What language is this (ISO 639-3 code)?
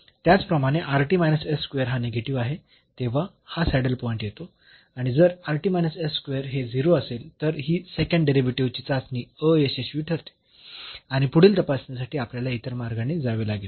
mar